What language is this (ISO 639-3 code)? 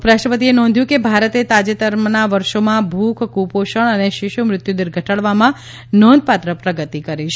guj